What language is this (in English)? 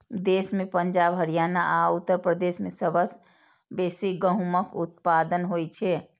Maithili